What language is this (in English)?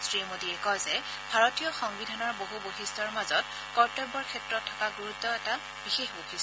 Assamese